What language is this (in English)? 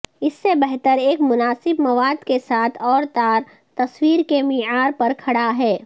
Urdu